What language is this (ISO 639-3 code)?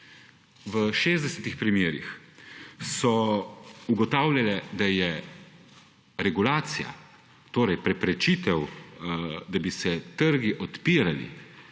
slv